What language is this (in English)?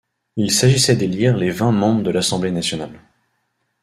French